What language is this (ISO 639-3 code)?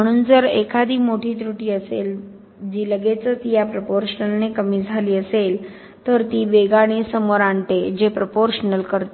mar